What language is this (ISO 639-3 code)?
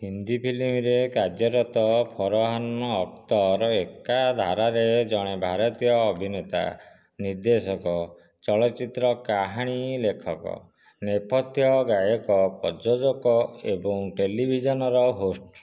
ori